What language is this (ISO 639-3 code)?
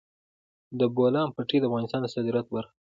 pus